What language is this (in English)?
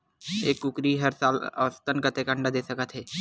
Chhattisgarhi